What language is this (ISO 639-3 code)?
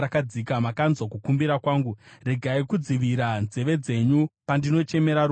sna